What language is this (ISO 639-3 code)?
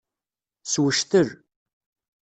kab